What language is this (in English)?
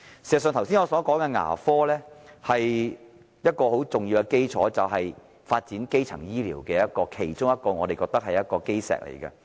Cantonese